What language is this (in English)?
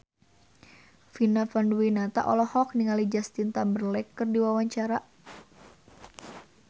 Sundanese